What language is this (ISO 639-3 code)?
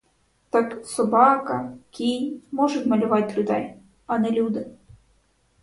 ukr